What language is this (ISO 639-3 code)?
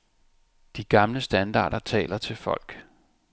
dan